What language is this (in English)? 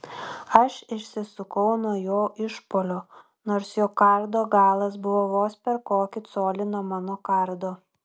Lithuanian